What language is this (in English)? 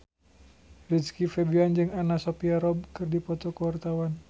Sundanese